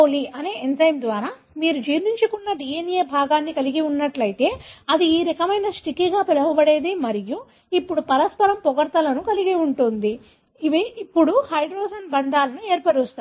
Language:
Telugu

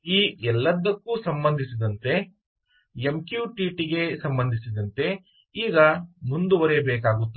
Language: Kannada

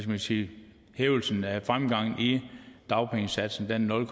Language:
Danish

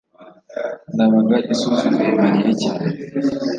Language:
Kinyarwanda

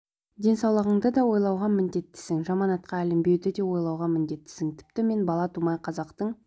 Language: Kazakh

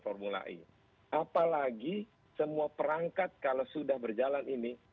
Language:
Indonesian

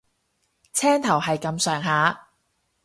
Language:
Cantonese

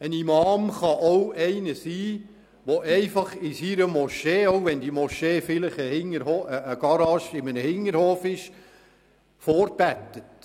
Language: Swiss German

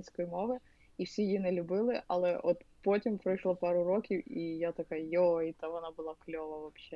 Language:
Ukrainian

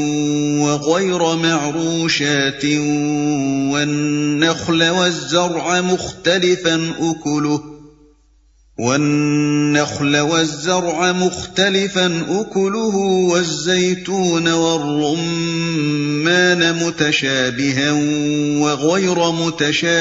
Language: Urdu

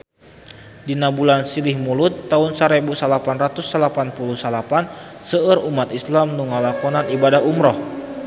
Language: Sundanese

